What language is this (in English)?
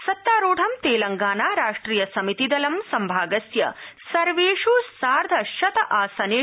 Sanskrit